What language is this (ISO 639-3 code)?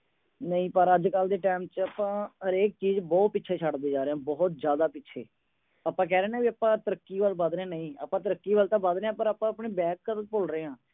pan